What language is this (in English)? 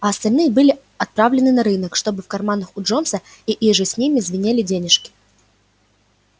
Russian